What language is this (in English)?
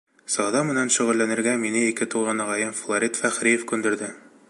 Bashkir